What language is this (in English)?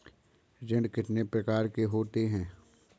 Hindi